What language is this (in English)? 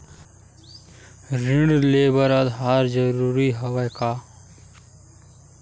Chhattisgarhi